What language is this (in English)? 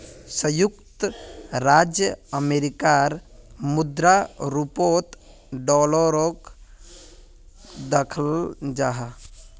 Magahi